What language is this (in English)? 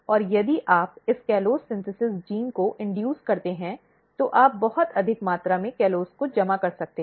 Hindi